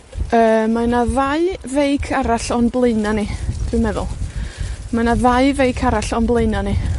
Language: Welsh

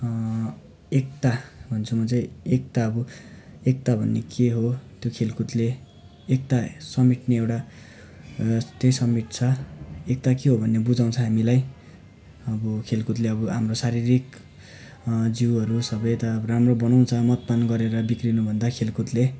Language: Nepali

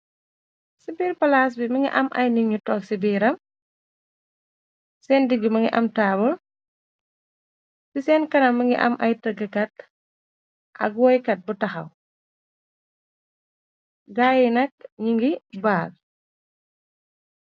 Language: Wolof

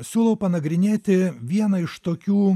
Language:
Lithuanian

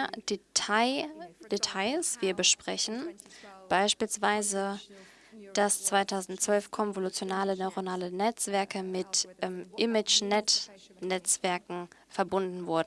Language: German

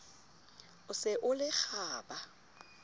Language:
Southern Sotho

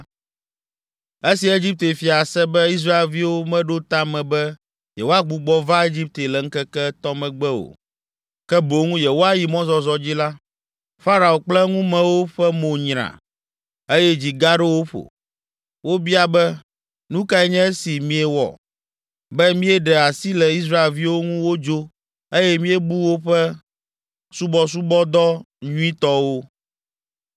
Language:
Ewe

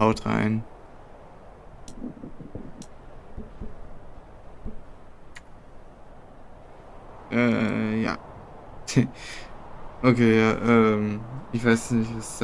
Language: German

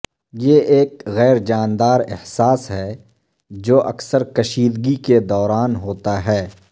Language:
Urdu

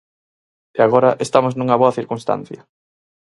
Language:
Galician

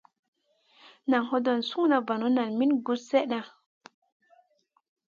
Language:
Masana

